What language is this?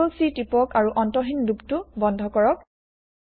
Assamese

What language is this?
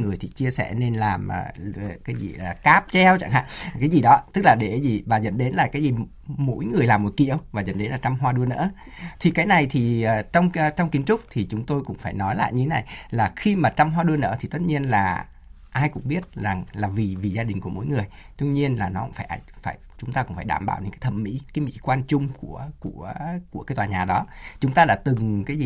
Vietnamese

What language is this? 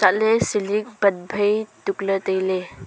Wancho Naga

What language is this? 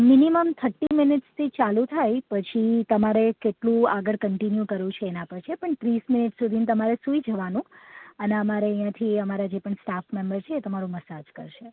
Gujarati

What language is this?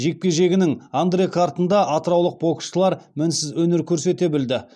Kazakh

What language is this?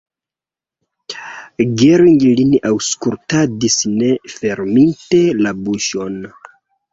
Esperanto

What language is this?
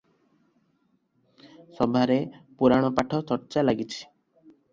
Odia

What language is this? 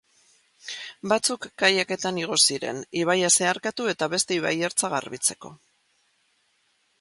Basque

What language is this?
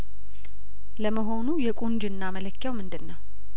Amharic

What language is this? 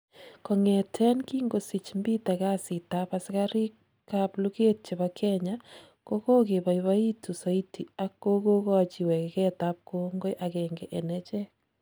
Kalenjin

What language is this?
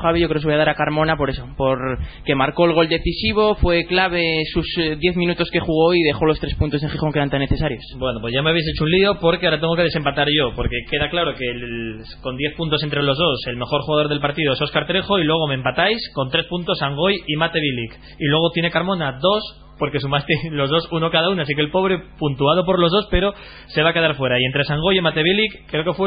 Spanish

